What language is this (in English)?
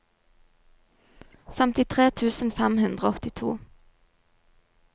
Norwegian